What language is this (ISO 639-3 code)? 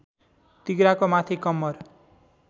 nep